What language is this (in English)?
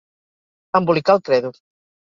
Catalan